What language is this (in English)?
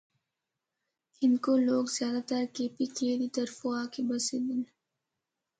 Northern Hindko